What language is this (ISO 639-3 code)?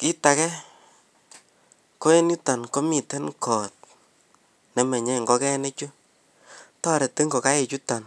kln